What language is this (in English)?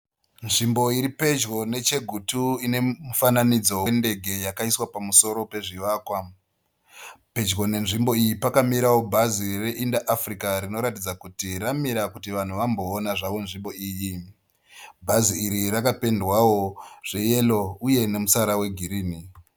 Shona